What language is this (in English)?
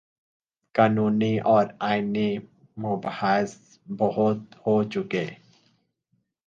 Urdu